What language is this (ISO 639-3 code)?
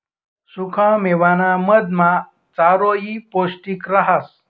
mar